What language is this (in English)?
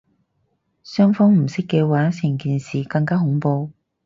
Cantonese